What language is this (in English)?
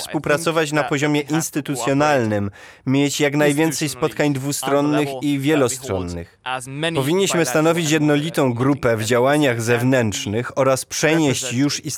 Polish